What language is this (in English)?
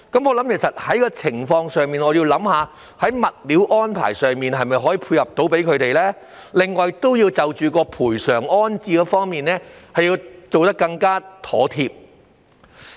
Cantonese